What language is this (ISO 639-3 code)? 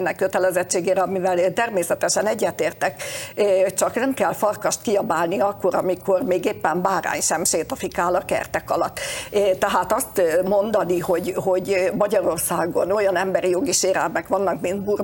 hun